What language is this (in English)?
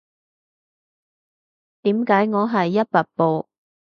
Cantonese